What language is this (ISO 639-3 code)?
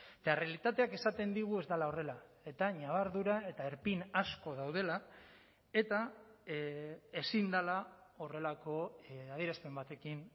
eus